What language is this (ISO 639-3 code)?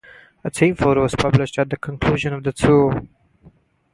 eng